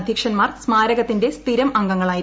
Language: Malayalam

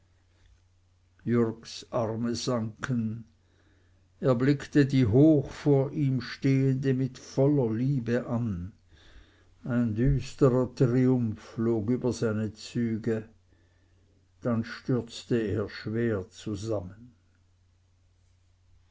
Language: German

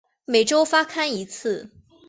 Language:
Chinese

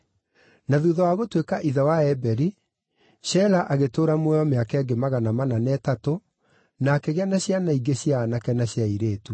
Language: Kikuyu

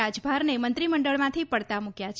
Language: Gujarati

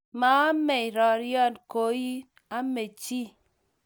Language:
Kalenjin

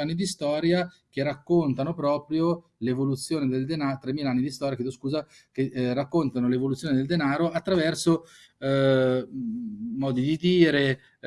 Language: Italian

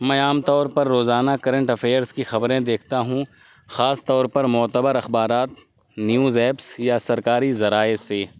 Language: Urdu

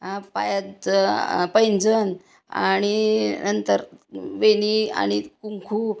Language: Marathi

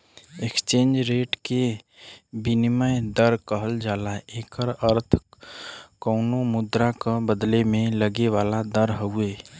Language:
Bhojpuri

